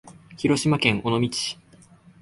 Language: Japanese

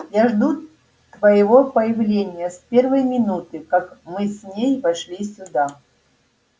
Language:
Russian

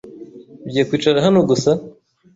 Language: Kinyarwanda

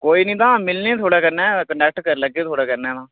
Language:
Dogri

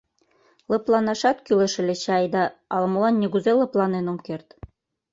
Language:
Mari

